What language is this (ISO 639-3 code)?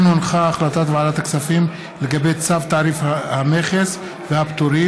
heb